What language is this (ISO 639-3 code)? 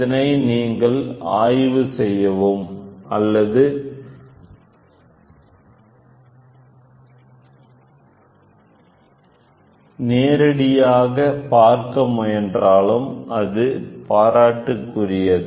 tam